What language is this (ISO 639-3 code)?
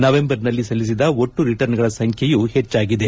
kan